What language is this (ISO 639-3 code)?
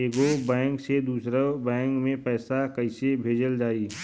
bho